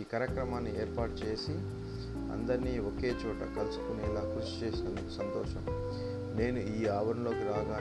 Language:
Telugu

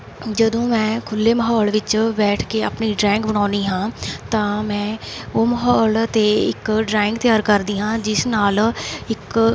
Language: Punjabi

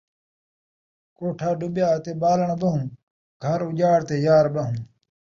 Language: Saraiki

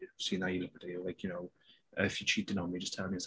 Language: English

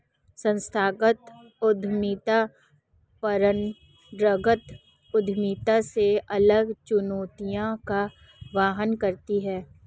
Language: Hindi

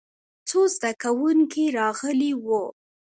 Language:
Pashto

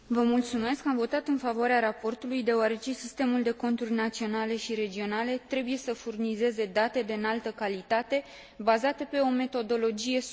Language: Romanian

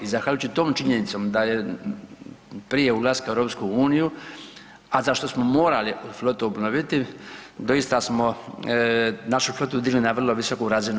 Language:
Croatian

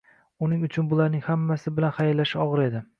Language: Uzbek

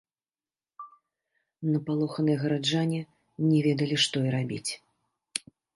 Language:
Belarusian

